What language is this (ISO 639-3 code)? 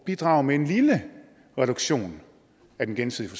dan